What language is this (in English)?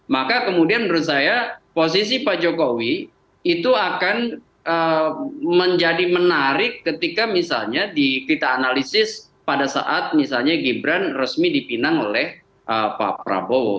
Indonesian